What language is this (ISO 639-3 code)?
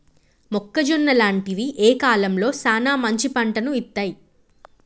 tel